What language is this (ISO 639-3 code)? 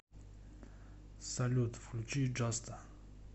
rus